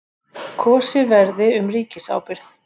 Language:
Icelandic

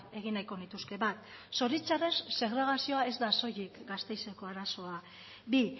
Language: Basque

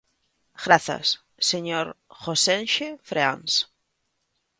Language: Galician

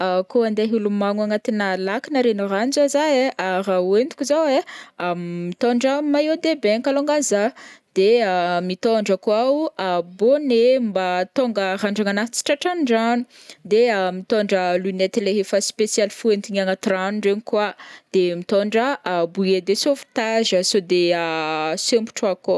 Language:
Northern Betsimisaraka Malagasy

